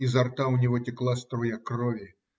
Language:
Russian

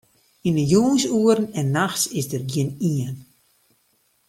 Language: Western Frisian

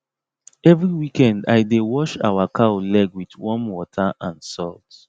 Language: Nigerian Pidgin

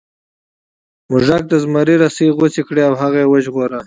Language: Pashto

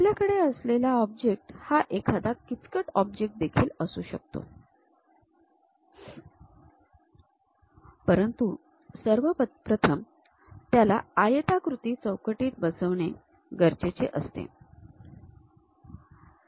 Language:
Marathi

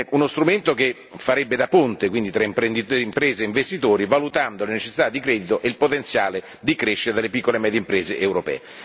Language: Italian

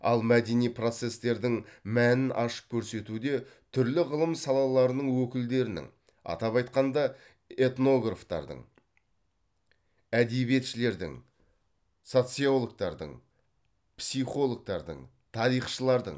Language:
Kazakh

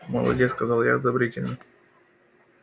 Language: Russian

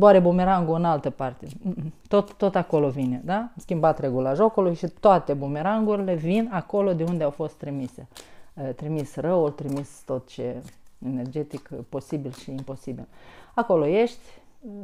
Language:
Romanian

